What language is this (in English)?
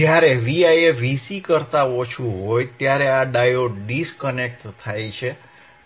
Gujarati